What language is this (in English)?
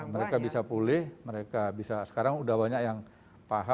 Indonesian